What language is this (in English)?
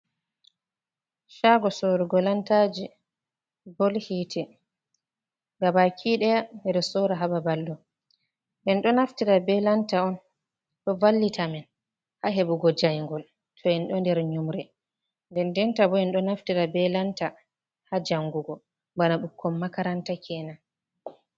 Fula